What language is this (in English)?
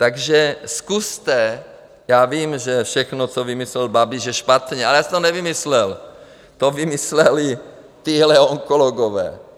Czech